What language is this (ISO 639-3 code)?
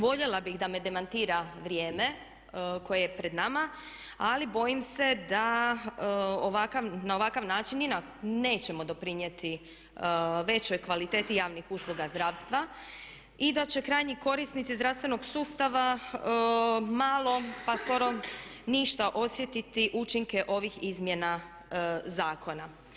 hrv